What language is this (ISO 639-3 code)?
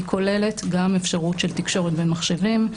heb